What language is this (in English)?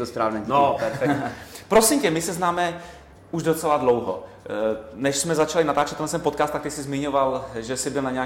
Czech